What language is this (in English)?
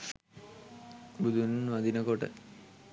Sinhala